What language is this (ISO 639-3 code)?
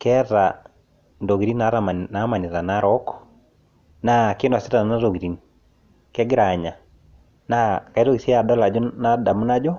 mas